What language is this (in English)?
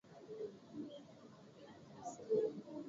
Swahili